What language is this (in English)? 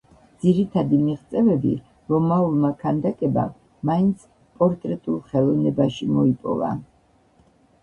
Georgian